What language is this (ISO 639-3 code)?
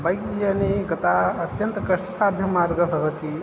san